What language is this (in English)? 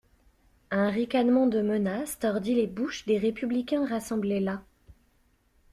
French